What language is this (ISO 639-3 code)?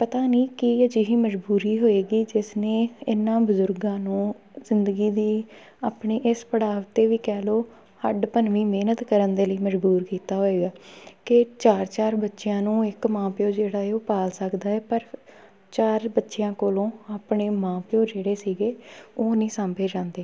pan